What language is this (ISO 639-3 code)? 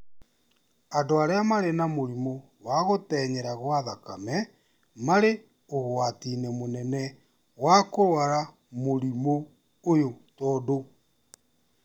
kik